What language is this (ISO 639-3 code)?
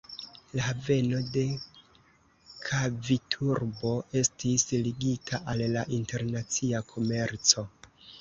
epo